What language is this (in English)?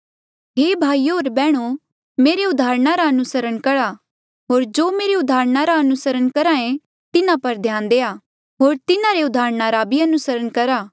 Mandeali